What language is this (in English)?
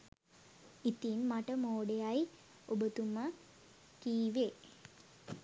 Sinhala